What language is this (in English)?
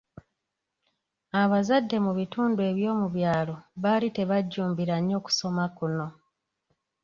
Ganda